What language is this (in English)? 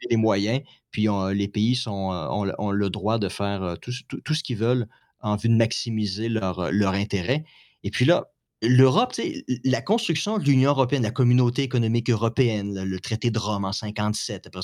French